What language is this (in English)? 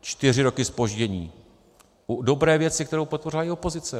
Czech